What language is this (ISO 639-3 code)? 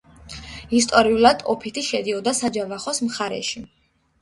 kat